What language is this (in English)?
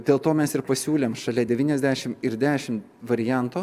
Lithuanian